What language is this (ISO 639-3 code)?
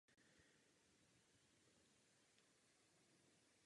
ces